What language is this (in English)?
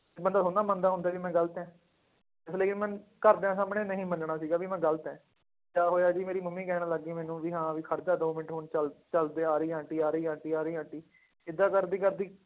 Punjabi